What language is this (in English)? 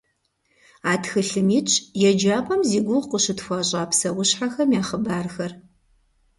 Kabardian